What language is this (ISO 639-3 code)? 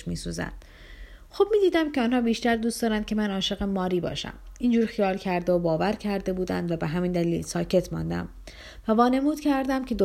fas